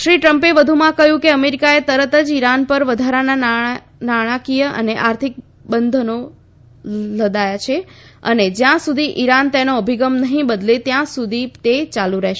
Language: Gujarati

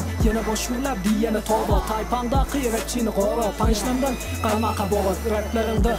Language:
Turkish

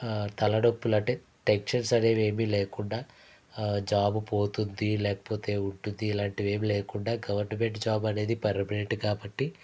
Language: Telugu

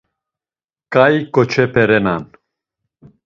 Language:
Laz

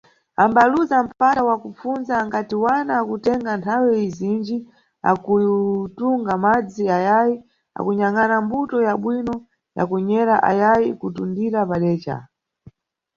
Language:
Nyungwe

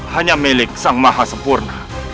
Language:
Indonesian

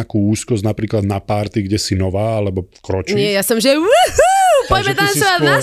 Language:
Slovak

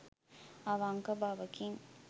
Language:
Sinhala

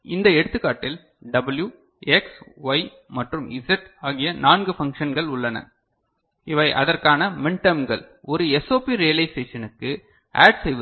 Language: Tamil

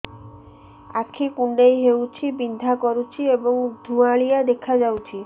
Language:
Odia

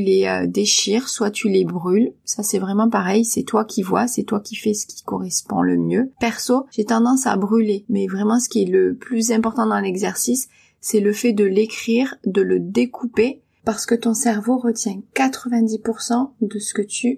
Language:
French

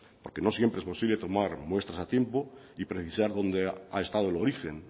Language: Spanish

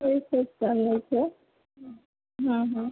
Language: Gujarati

